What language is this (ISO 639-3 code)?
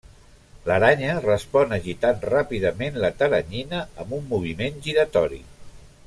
cat